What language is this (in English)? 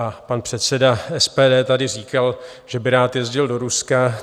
Czech